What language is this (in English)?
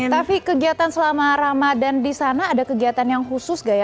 Indonesian